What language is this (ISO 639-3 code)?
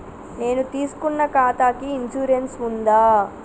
tel